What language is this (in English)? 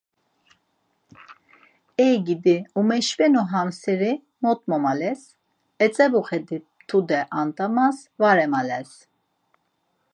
Laz